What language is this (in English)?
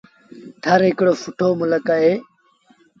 Sindhi Bhil